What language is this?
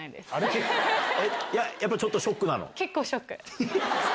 Japanese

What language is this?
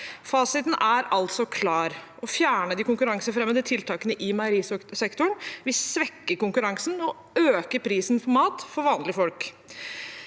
Norwegian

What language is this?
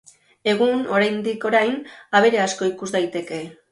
Basque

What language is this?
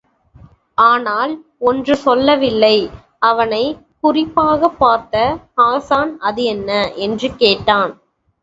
Tamil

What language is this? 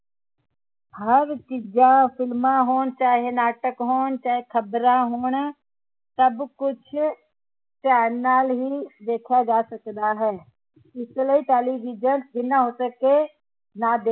Punjabi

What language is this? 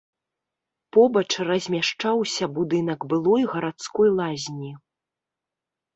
Belarusian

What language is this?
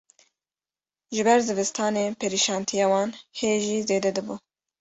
Kurdish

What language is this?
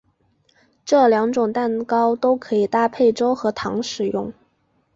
Chinese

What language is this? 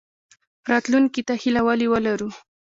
Pashto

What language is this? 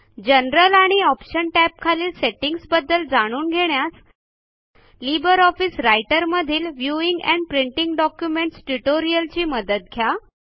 Marathi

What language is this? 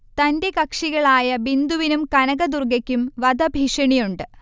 Malayalam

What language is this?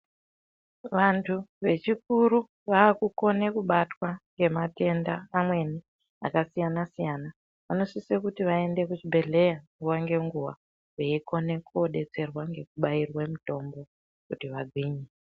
Ndau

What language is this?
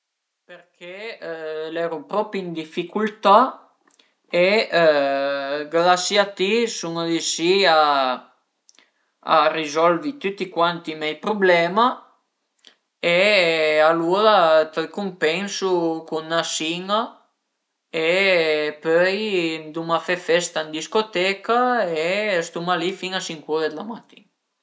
Piedmontese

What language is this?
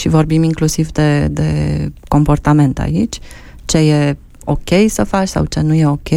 Romanian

